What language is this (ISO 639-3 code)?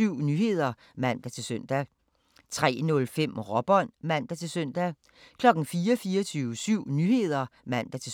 dan